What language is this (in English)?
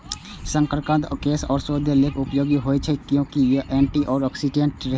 Maithili